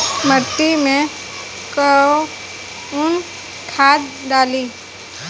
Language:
Bhojpuri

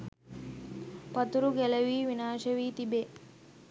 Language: Sinhala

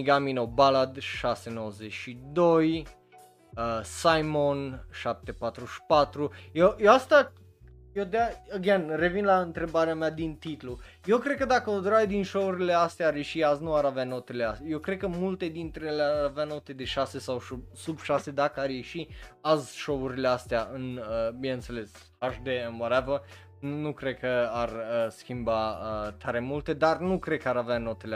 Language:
Romanian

